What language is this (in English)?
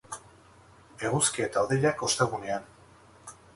Basque